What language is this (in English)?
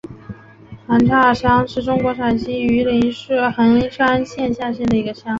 Chinese